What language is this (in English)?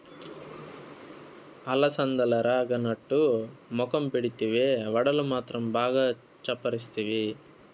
Telugu